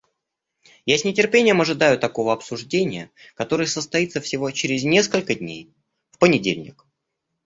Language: Russian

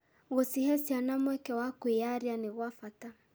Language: Kikuyu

